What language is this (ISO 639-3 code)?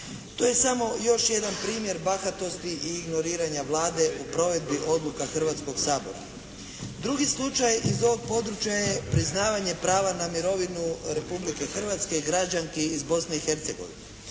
hrv